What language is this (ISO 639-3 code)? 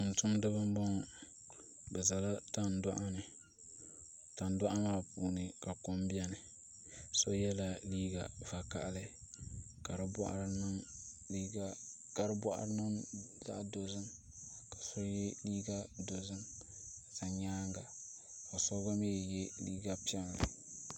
dag